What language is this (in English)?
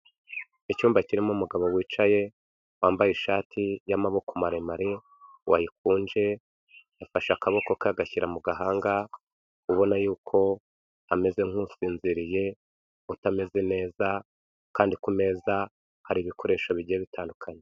Kinyarwanda